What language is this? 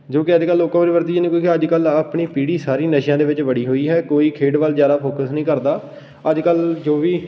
Punjabi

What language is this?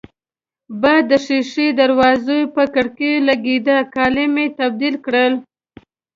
Pashto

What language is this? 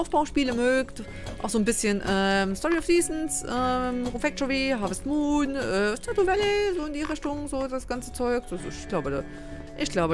German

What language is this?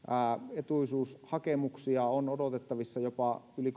Finnish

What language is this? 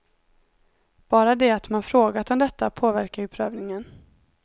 Swedish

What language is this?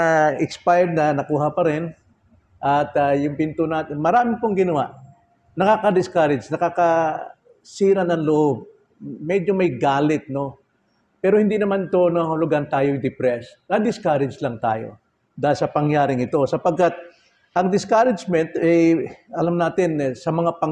Filipino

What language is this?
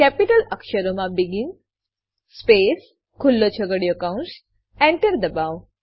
Gujarati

